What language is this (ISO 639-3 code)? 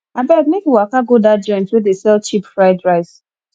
pcm